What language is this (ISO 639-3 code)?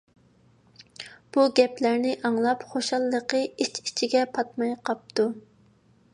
uig